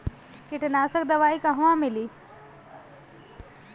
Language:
Bhojpuri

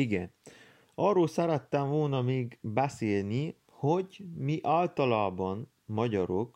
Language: Hungarian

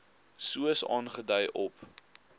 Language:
Afrikaans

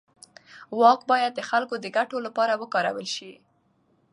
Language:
Pashto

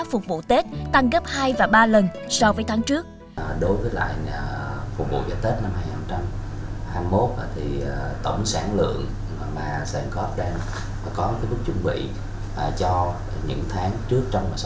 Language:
Vietnamese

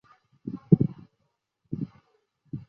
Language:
Chinese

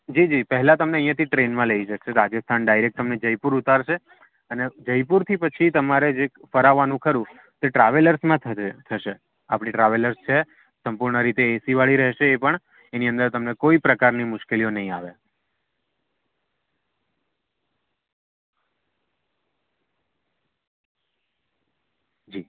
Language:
Gujarati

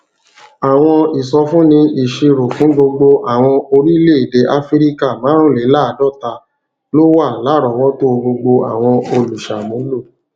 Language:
Yoruba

